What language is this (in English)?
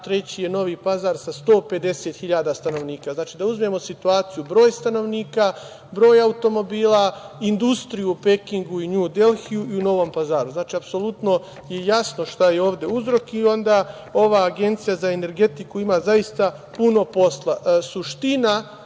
Serbian